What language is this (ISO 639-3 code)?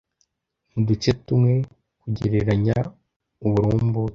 kin